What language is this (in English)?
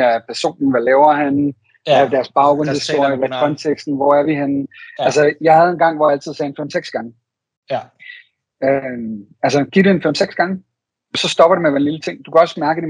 Danish